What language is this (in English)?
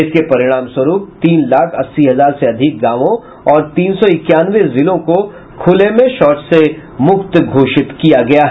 Hindi